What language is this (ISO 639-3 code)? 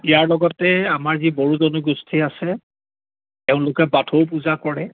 asm